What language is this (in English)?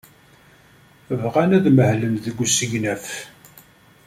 Kabyle